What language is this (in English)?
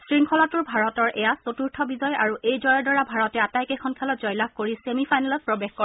Assamese